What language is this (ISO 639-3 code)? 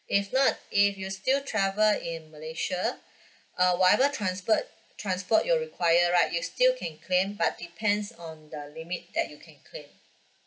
eng